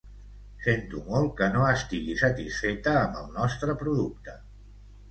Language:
Catalan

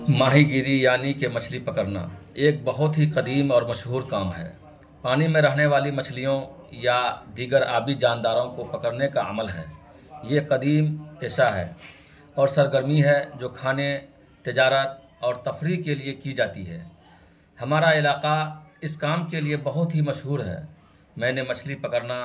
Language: Urdu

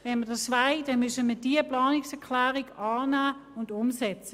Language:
Swiss German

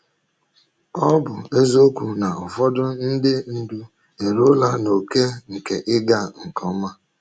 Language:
Igbo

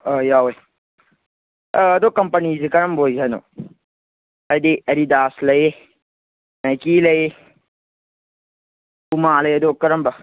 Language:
Manipuri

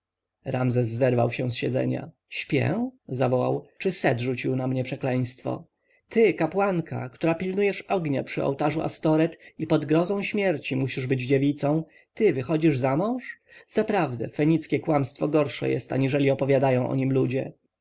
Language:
Polish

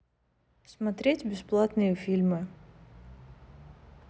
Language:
Russian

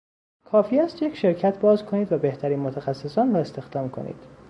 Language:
Persian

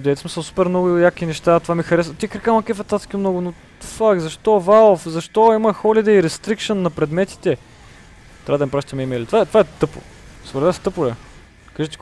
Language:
Bulgarian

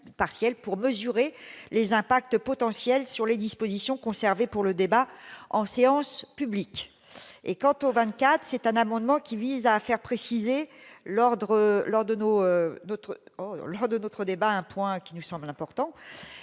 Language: French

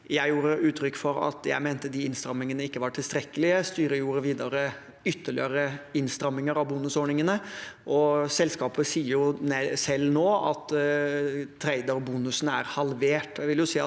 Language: Norwegian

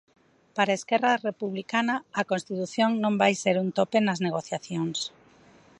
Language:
Galician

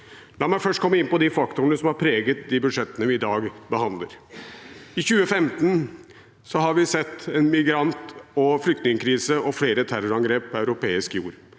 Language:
Norwegian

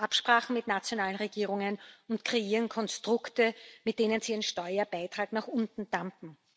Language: German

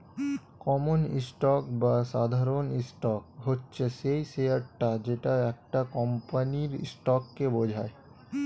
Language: Bangla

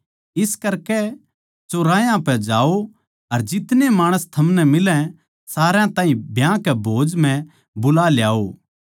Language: Haryanvi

